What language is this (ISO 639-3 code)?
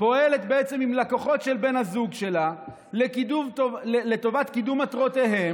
heb